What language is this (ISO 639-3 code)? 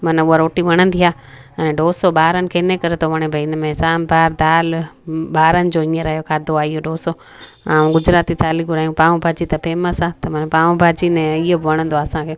snd